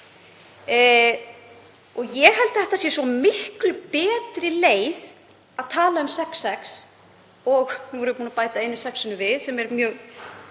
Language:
Icelandic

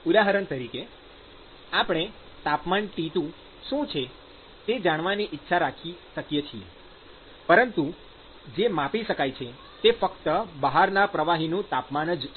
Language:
Gujarati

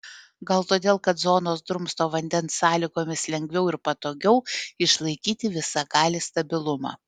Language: Lithuanian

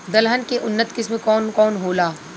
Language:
Bhojpuri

